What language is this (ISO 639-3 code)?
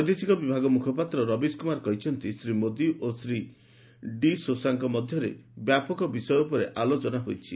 ori